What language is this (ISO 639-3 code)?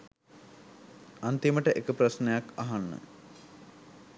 sin